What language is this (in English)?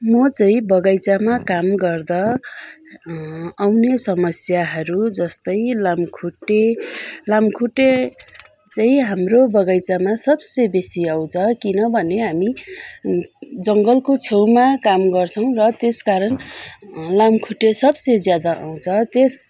Nepali